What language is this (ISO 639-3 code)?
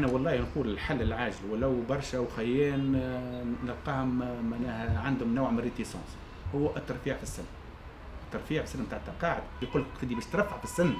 ara